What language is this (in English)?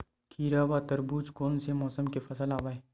Chhattisgarhi